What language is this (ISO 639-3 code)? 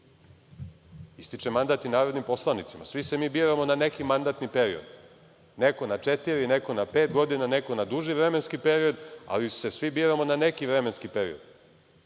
srp